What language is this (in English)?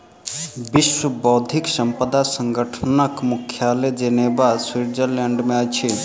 Maithili